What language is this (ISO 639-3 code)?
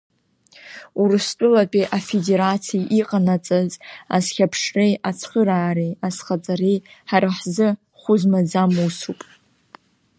abk